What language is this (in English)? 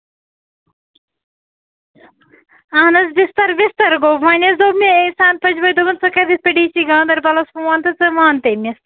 Kashmiri